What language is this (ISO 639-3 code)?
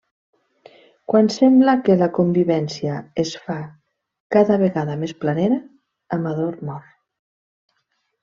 cat